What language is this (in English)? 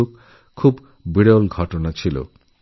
Bangla